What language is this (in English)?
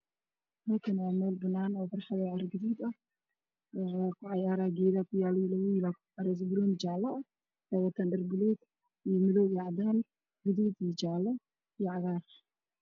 Somali